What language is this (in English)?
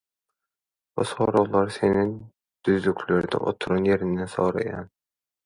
Turkmen